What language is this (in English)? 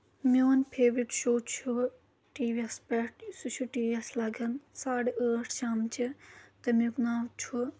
Kashmiri